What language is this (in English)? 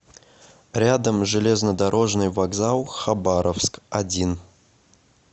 Russian